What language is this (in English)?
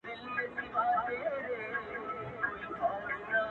Pashto